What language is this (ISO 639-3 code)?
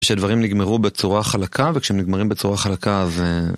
heb